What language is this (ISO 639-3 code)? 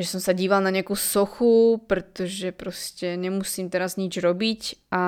slk